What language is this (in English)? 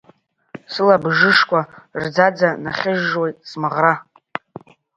Abkhazian